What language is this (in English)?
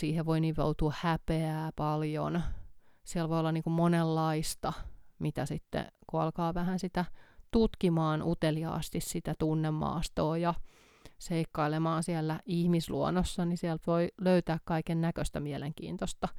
Finnish